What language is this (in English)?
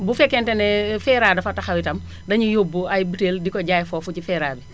Wolof